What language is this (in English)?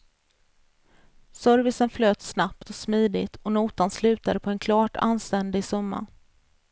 Swedish